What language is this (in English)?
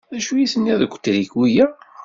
Kabyle